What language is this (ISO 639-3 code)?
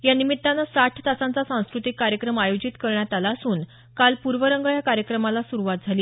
mar